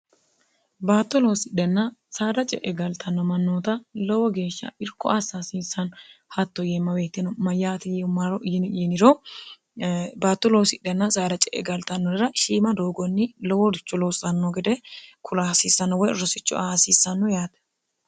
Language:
Sidamo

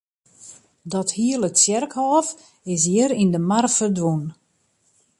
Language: Western Frisian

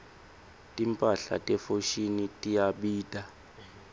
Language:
Swati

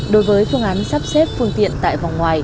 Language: Vietnamese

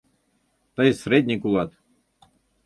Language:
Mari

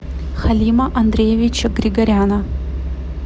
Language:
Russian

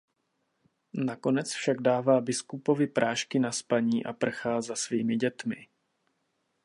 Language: Czech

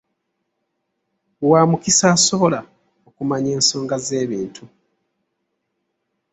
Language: Ganda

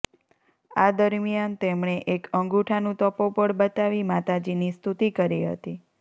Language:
Gujarati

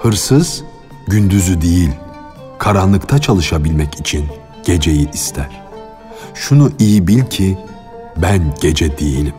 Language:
Turkish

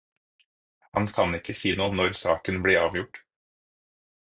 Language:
Norwegian Bokmål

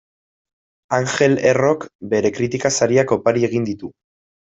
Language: Basque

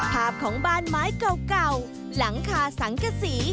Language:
Thai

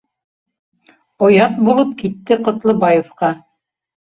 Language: Bashkir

